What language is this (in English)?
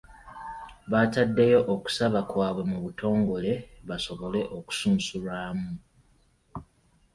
Ganda